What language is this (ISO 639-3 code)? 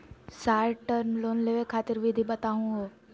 mag